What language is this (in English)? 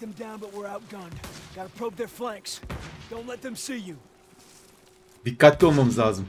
Turkish